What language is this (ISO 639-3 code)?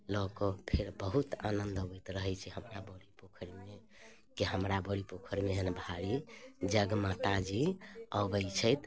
mai